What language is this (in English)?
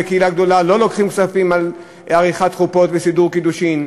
Hebrew